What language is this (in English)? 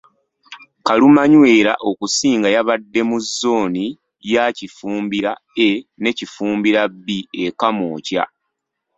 Ganda